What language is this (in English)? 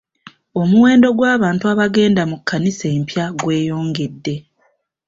Ganda